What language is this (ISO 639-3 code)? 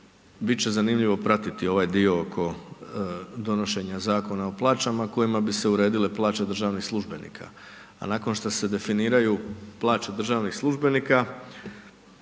hrv